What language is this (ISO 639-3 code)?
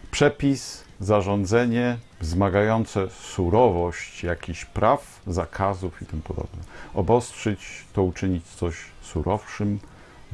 pol